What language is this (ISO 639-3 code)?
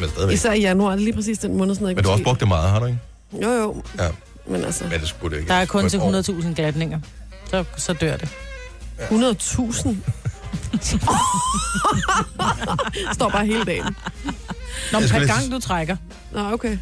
dan